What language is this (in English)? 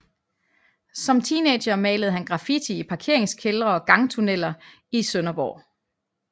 Danish